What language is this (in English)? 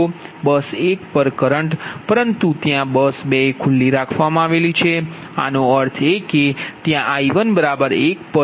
Gujarati